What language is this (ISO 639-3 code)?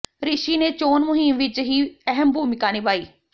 pan